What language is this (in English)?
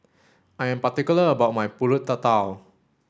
English